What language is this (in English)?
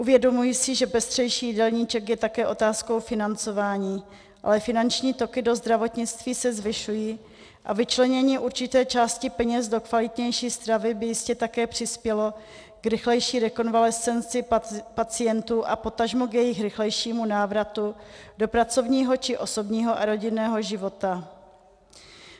Czech